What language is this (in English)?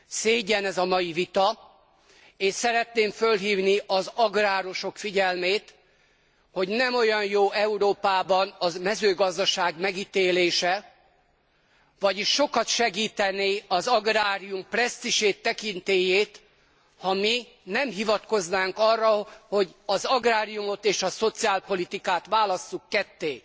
Hungarian